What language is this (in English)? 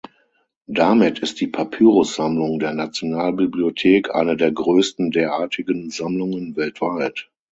German